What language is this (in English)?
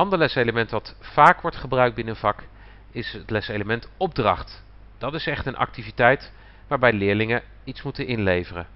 Dutch